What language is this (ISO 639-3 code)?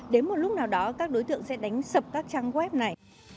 vie